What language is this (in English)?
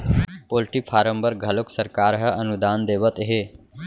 Chhattisgarhi